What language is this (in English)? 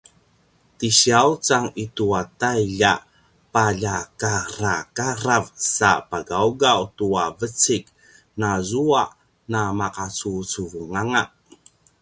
Paiwan